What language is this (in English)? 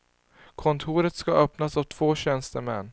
Swedish